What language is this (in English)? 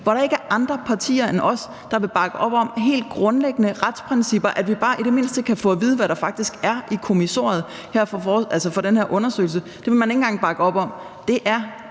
Danish